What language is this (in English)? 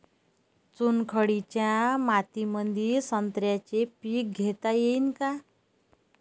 Marathi